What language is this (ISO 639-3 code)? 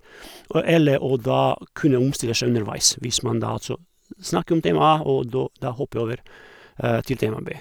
nor